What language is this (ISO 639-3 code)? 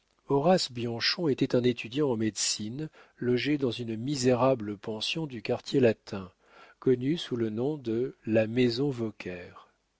fra